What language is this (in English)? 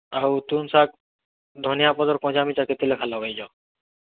Odia